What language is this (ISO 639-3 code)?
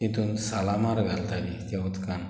kok